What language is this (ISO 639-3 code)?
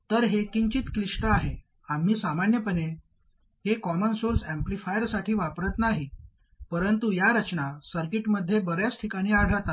mar